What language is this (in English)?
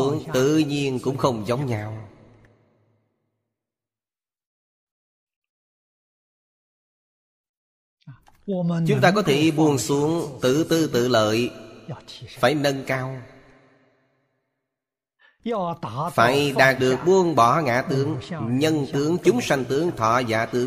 Vietnamese